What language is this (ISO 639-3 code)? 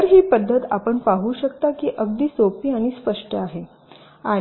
mar